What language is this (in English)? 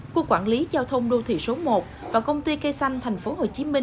Vietnamese